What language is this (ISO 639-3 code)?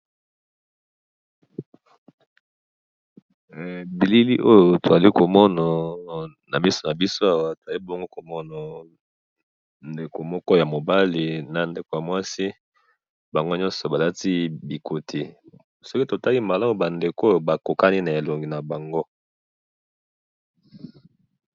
lin